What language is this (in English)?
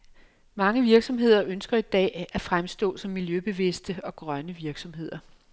Danish